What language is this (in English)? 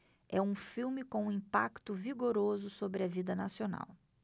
Portuguese